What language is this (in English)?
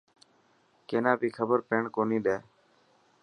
Dhatki